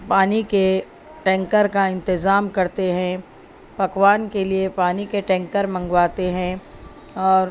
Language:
Urdu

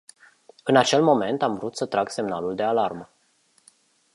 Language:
Romanian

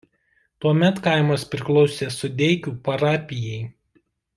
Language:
Lithuanian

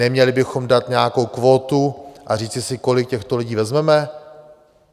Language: Czech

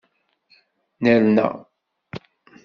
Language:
Kabyle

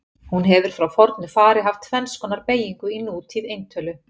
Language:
Icelandic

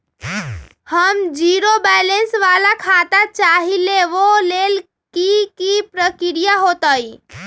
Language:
Magahi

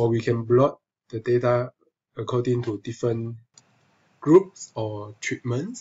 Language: English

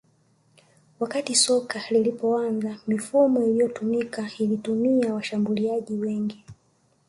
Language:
Swahili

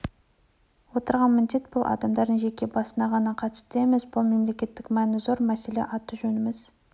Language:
Kazakh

